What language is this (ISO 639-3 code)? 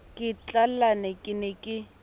sot